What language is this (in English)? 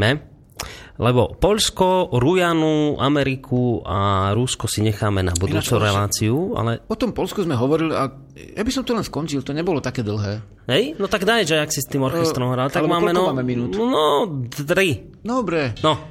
Slovak